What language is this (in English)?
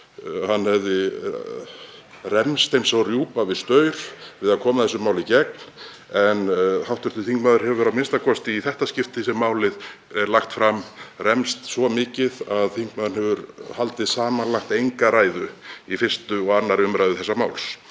Icelandic